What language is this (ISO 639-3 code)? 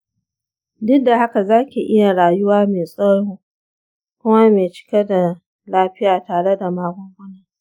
hau